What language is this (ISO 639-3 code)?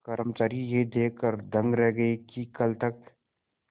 hin